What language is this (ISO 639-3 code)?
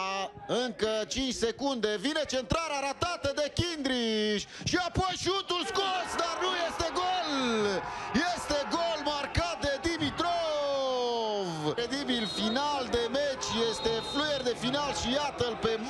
ron